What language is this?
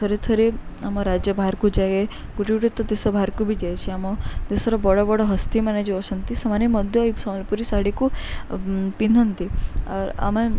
Odia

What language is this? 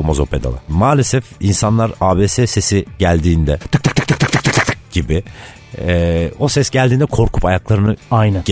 Turkish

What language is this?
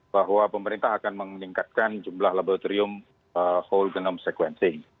Indonesian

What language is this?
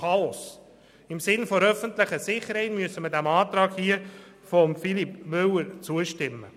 Swiss German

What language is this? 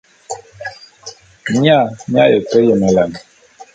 Bulu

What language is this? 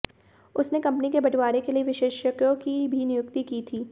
Hindi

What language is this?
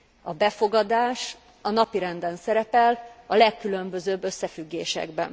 Hungarian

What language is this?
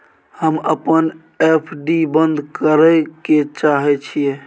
Maithili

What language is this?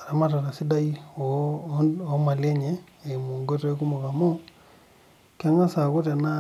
Masai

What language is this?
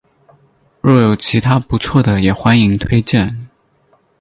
Chinese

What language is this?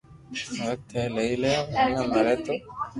Loarki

